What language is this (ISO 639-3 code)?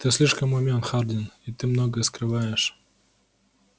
rus